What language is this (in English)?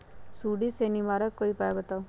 Magahi